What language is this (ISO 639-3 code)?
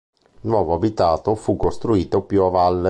ita